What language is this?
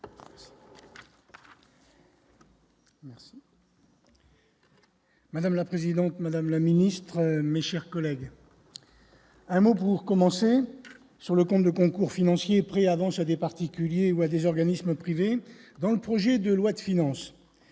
French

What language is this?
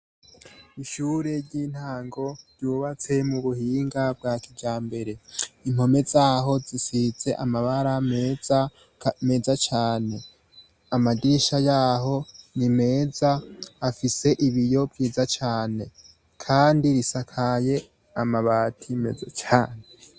Rundi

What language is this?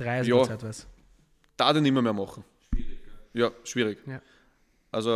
German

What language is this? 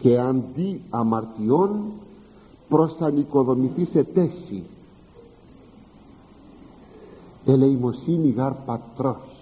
Greek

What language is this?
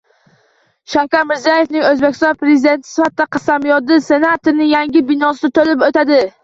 Uzbek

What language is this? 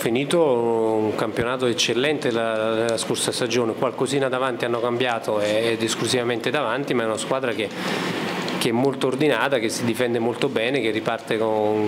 Italian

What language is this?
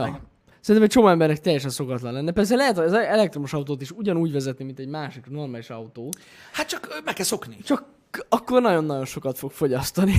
Hungarian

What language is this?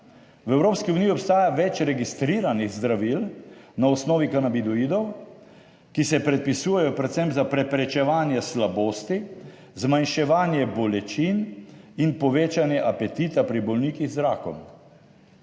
Slovenian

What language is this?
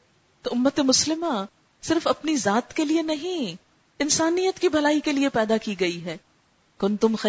Urdu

